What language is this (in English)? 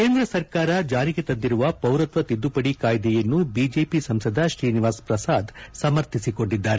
Kannada